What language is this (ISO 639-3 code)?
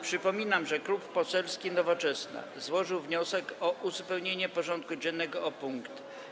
pol